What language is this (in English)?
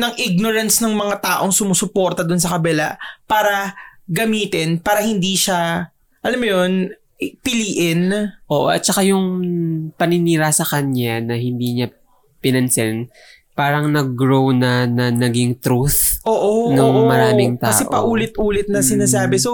Filipino